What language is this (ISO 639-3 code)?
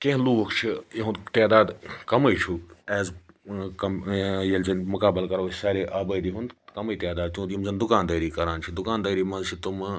kas